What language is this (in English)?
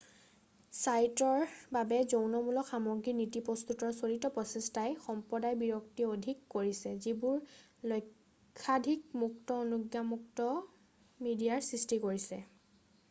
Assamese